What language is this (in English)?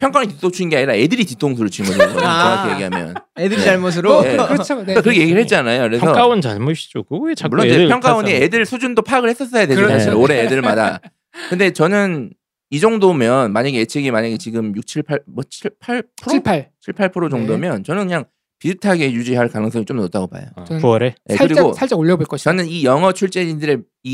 Korean